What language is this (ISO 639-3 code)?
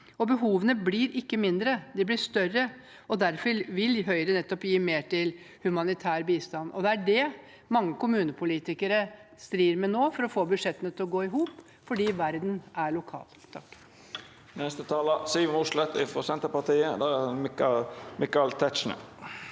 nor